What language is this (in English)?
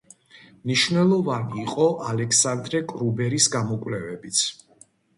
Georgian